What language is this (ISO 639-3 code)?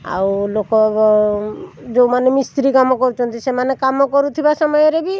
ori